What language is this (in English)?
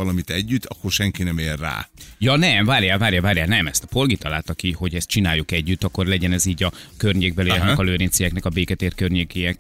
Hungarian